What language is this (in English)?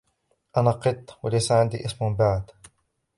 Arabic